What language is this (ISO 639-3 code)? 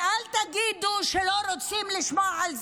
heb